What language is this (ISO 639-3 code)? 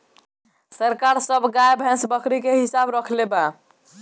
bho